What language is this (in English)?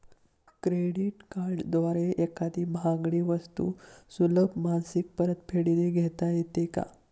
Marathi